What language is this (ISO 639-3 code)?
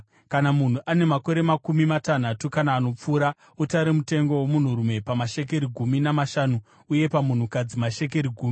sna